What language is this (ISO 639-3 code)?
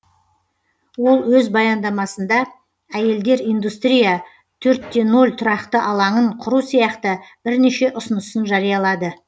kaz